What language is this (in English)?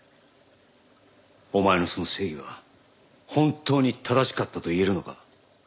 Japanese